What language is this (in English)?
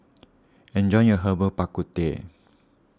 English